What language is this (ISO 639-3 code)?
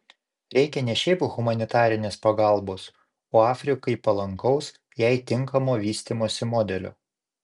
lit